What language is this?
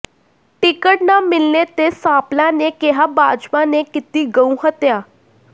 Punjabi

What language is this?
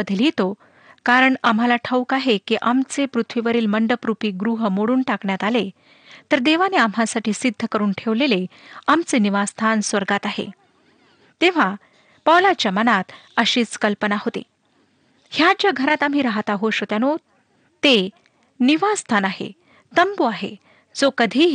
Marathi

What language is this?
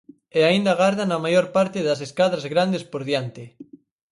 Galician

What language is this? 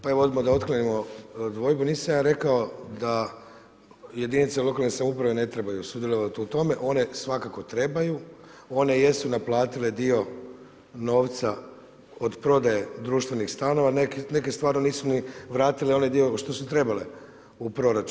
Croatian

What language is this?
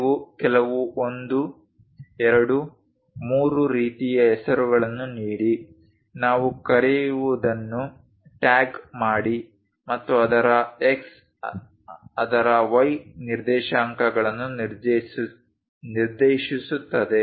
Kannada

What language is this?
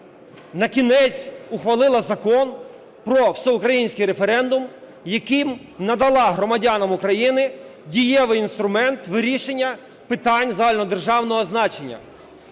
Ukrainian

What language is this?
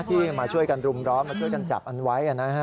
Thai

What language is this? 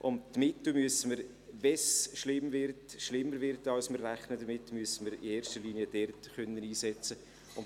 Swiss German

